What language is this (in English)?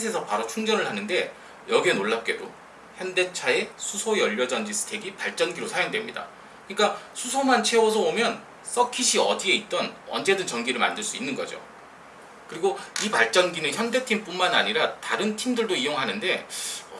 Korean